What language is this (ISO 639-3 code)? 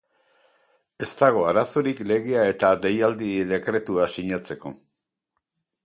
eus